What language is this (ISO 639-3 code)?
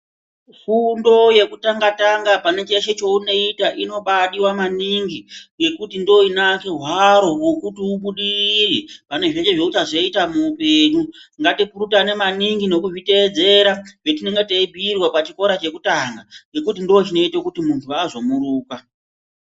ndc